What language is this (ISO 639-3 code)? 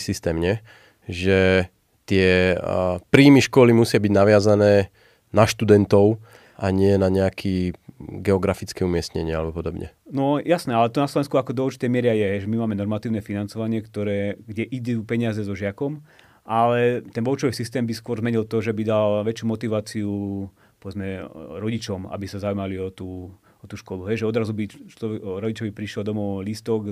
slk